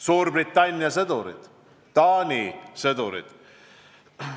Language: Estonian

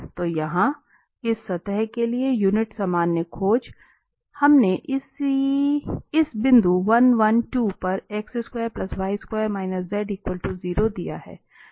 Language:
Hindi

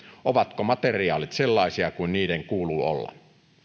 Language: Finnish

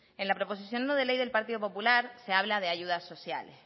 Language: Spanish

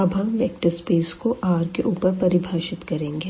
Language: Hindi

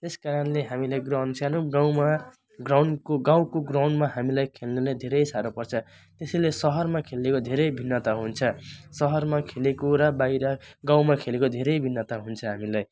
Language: Nepali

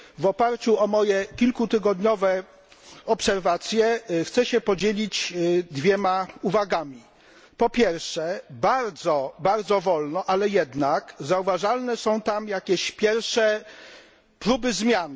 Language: Polish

